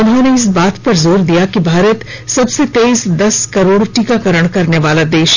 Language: Hindi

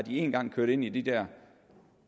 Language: Danish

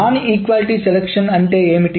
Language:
Telugu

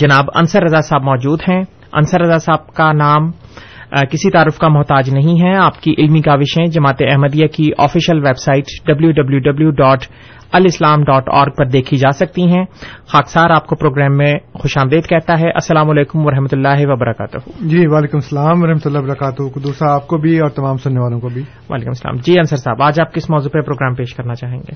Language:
Urdu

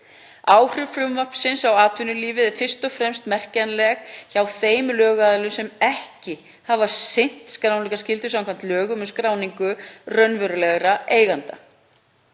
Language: Icelandic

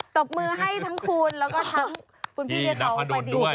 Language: Thai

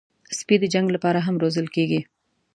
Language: Pashto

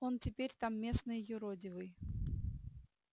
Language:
Russian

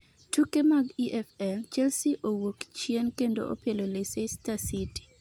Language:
Luo (Kenya and Tanzania)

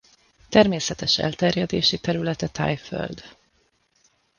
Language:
Hungarian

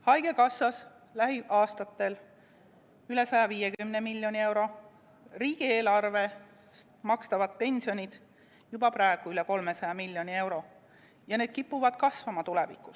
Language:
Estonian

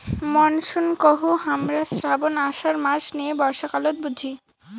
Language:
Bangla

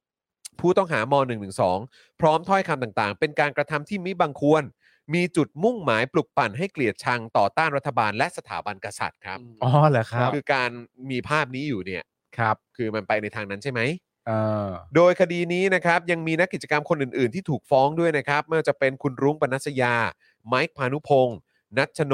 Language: Thai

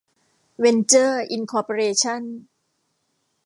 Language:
Thai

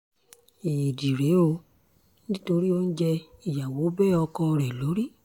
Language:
Yoruba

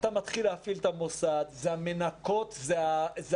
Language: Hebrew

